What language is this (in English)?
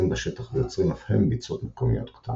Hebrew